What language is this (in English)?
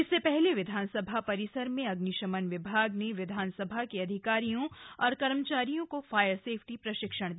Hindi